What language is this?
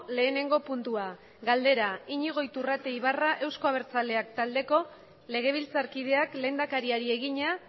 Basque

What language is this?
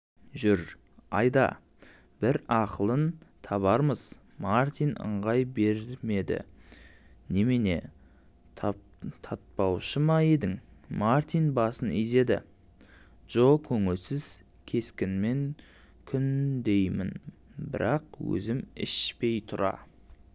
Kazakh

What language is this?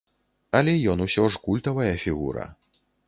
Belarusian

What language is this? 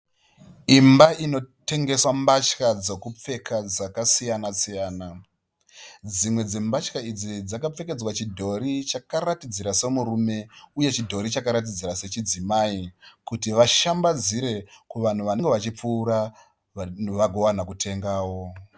Shona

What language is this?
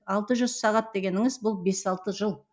Kazakh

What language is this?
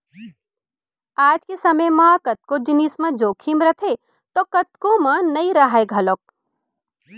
Chhattisgarhi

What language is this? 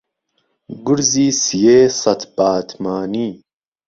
Central Kurdish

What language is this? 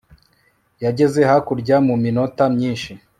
Kinyarwanda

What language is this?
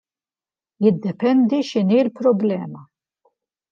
Maltese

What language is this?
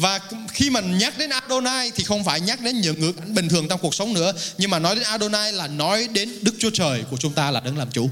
Vietnamese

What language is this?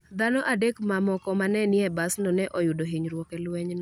Luo (Kenya and Tanzania)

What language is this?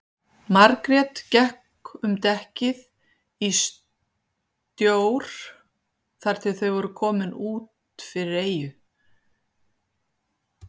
Icelandic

